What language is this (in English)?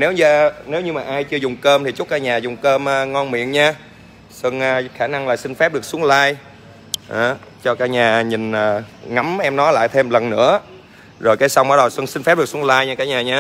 Vietnamese